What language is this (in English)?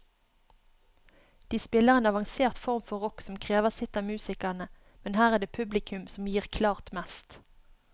Norwegian